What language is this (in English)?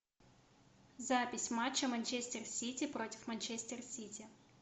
Russian